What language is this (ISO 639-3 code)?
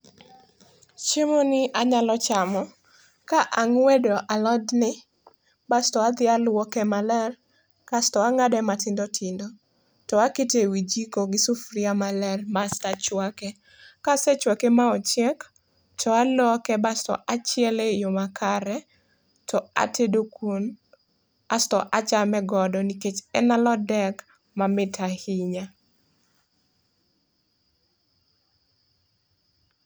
luo